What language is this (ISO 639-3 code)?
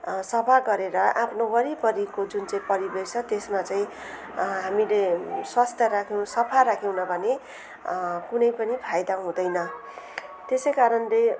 nep